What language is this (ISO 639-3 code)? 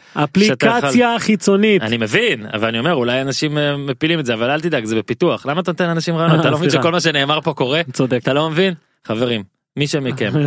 heb